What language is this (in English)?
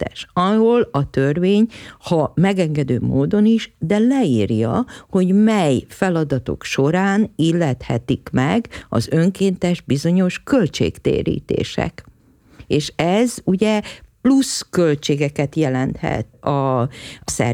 Hungarian